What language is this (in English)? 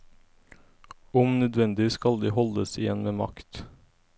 Norwegian